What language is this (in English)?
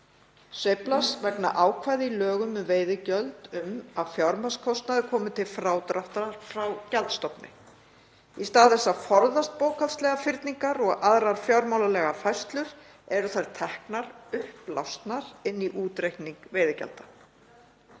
Icelandic